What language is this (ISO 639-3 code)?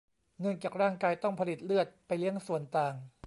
tha